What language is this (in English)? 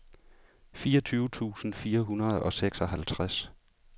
Danish